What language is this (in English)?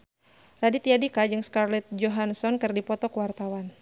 Sundanese